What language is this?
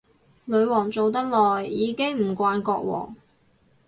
Cantonese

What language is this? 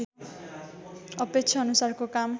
Nepali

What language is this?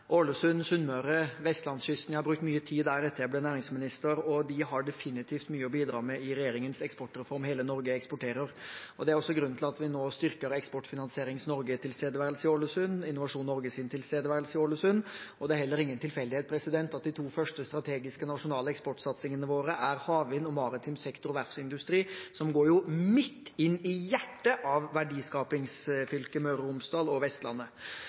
Norwegian Bokmål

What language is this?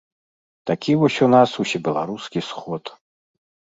Belarusian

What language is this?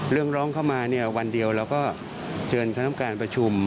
Thai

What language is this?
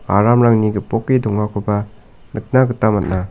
Garo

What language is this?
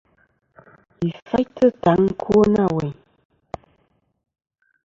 Kom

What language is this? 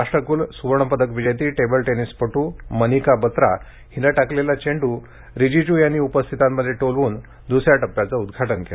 Marathi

